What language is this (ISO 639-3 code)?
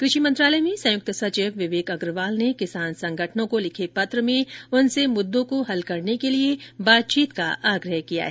hin